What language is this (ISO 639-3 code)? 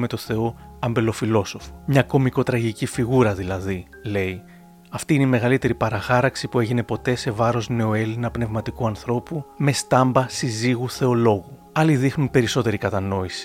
ell